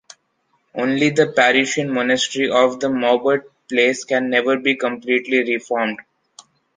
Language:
English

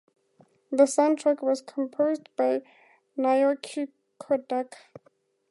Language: English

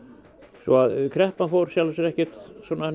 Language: Icelandic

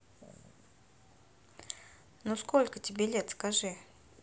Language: Russian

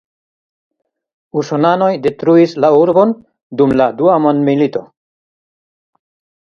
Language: Esperanto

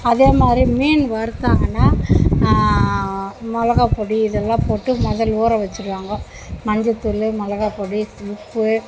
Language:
Tamil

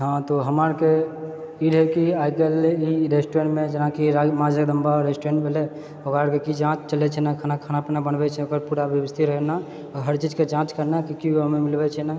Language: Maithili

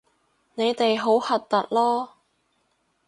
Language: Cantonese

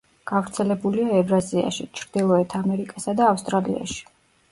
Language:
Georgian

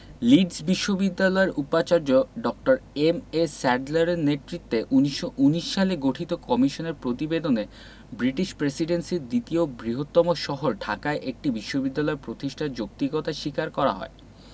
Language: Bangla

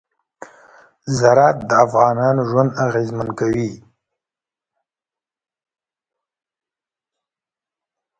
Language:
Pashto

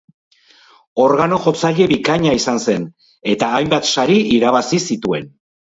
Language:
Basque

